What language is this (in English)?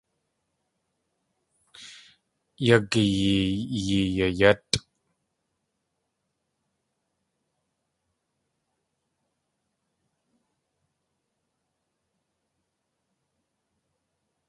Tlingit